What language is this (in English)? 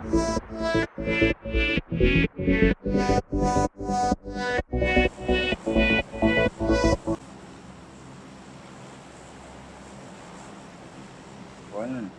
Russian